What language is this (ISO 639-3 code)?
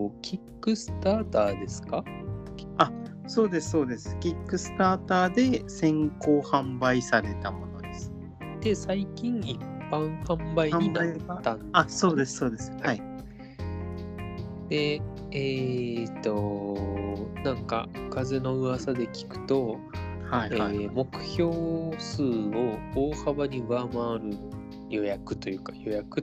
jpn